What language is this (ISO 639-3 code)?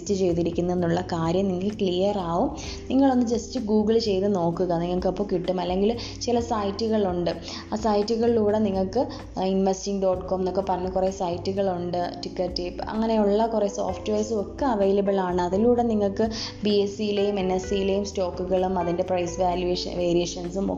mal